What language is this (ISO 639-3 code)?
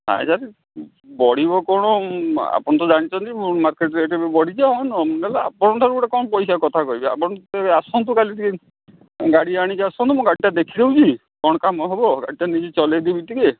ori